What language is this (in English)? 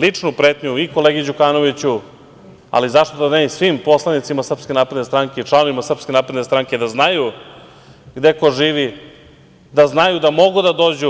Serbian